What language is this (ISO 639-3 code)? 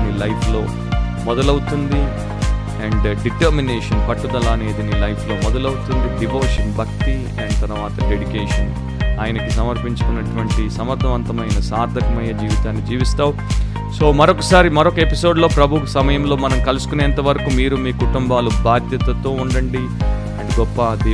tel